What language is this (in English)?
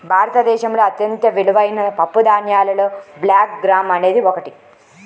Telugu